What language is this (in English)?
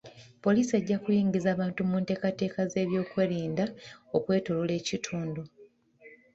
Ganda